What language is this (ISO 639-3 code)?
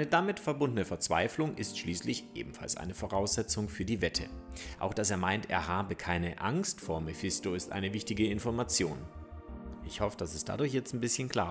deu